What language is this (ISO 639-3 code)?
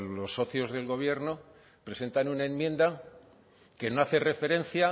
spa